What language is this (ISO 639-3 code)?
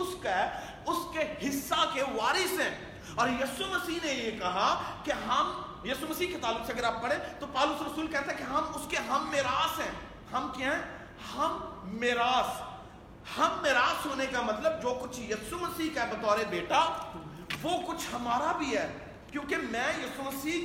urd